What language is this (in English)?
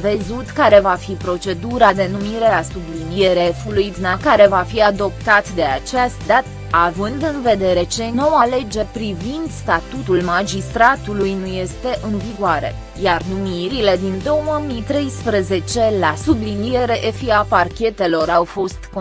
Romanian